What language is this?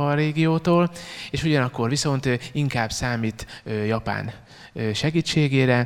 Hungarian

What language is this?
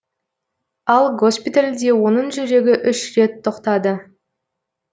Kazakh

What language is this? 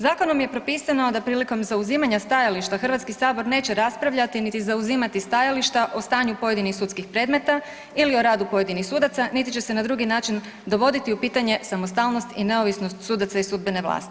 Croatian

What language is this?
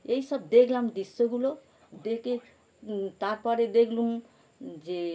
Bangla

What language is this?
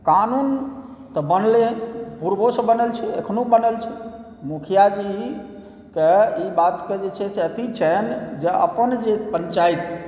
Maithili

